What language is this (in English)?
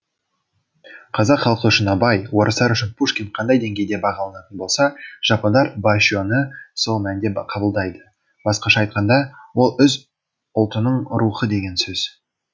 Kazakh